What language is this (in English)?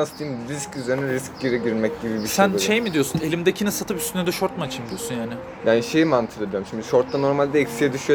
Turkish